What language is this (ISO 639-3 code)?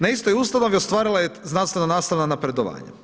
hrv